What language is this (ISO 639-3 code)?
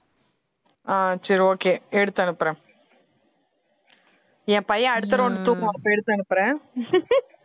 tam